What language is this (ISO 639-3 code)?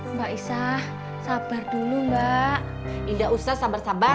ind